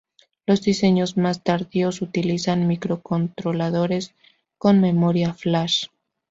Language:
Spanish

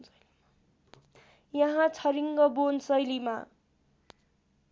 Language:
Nepali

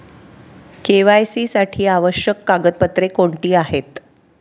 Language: Marathi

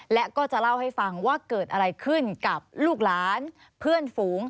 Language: Thai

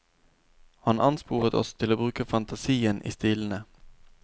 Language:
Norwegian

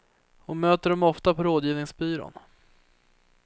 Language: Swedish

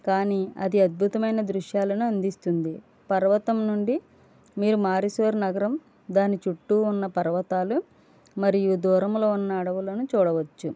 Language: Telugu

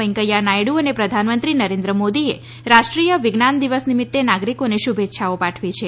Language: Gujarati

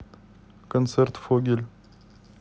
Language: Russian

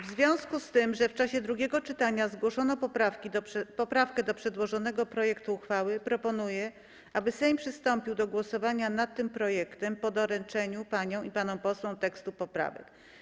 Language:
Polish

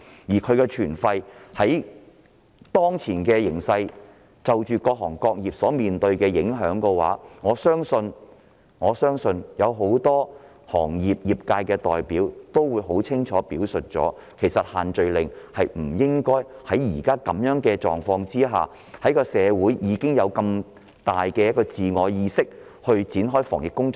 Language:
Cantonese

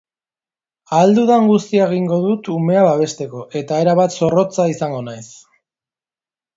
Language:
Basque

